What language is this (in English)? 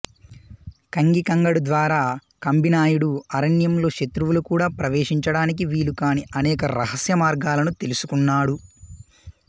Telugu